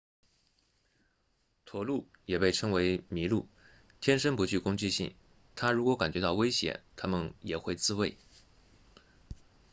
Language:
Chinese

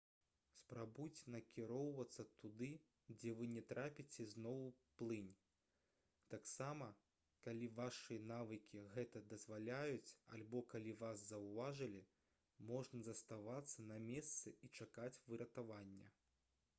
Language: Belarusian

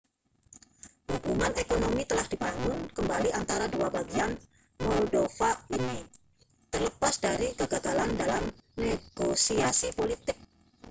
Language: Indonesian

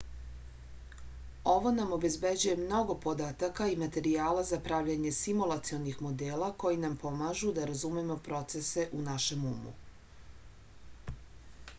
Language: Serbian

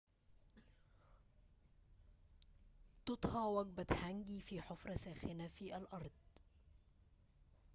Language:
Arabic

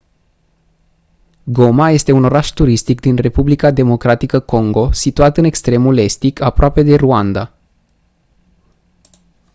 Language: Romanian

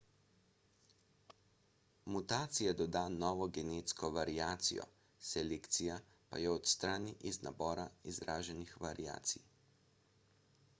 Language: Slovenian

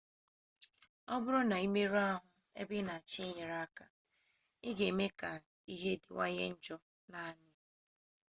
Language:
Igbo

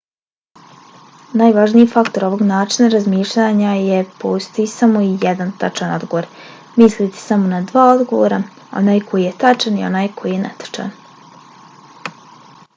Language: Bosnian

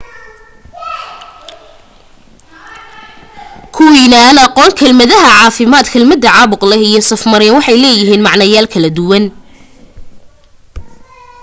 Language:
Somali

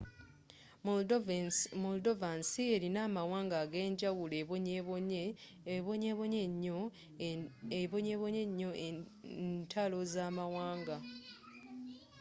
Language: Ganda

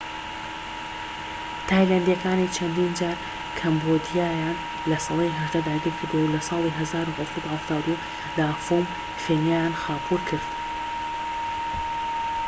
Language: Central Kurdish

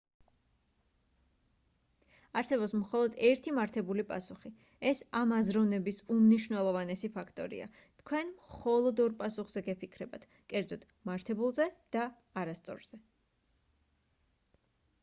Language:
Georgian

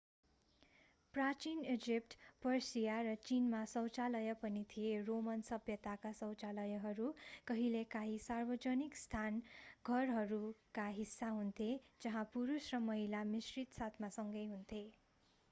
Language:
Nepali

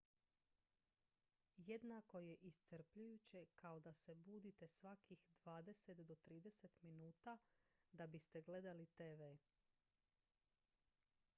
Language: Croatian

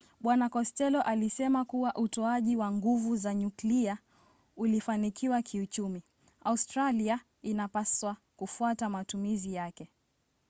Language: Swahili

